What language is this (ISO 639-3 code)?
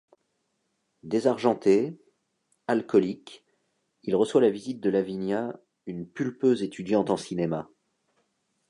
fra